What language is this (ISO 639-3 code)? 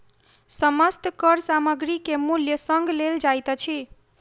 mai